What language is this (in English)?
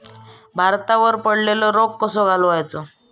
Marathi